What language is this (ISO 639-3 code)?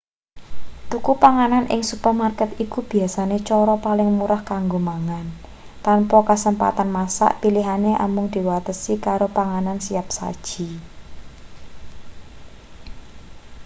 jav